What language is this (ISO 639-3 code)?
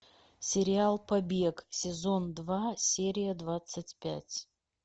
rus